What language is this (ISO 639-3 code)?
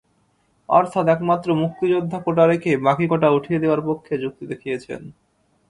ben